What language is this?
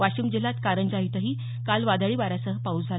Marathi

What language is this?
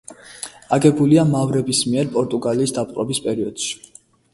Georgian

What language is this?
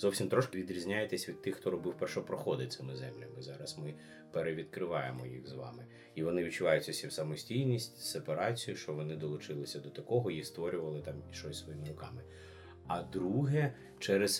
Ukrainian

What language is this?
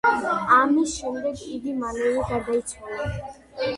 Georgian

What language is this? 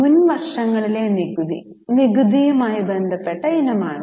Malayalam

